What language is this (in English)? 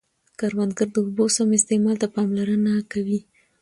Pashto